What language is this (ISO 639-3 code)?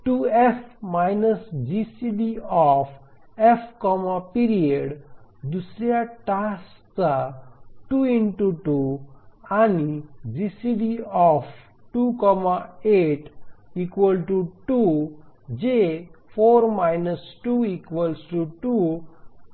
mar